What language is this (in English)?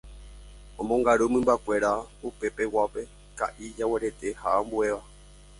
Guarani